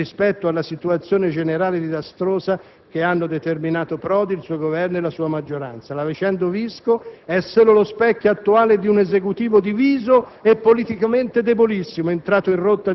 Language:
Italian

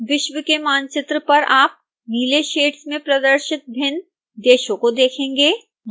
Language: Hindi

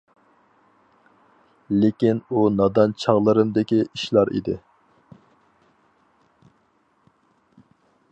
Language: Uyghur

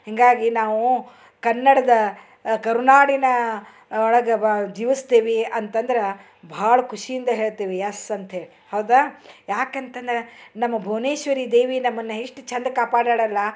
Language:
Kannada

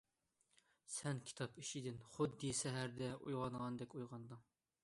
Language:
Uyghur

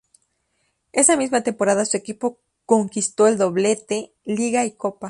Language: Spanish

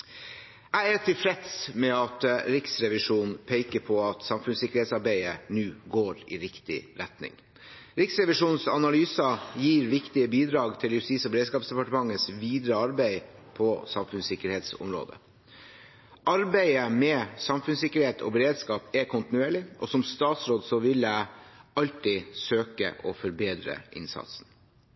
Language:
Norwegian Bokmål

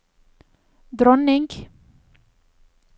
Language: Norwegian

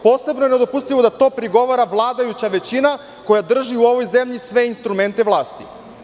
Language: Serbian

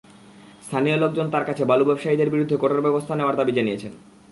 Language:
Bangla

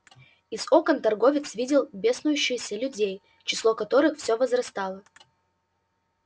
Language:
Russian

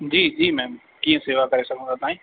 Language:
Sindhi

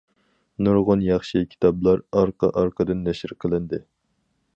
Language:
Uyghur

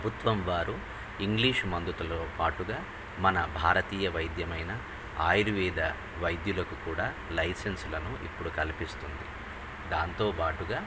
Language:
Telugu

